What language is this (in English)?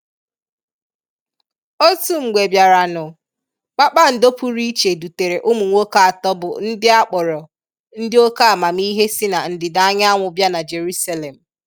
Igbo